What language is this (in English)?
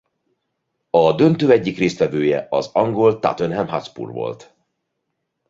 Hungarian